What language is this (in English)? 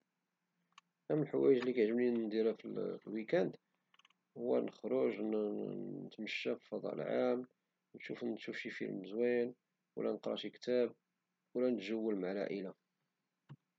Moroccan Arabic